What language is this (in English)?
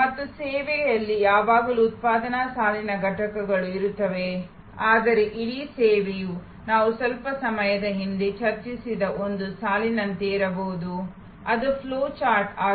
Kannada